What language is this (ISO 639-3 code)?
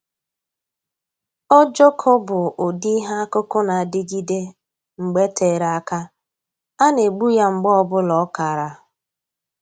ibo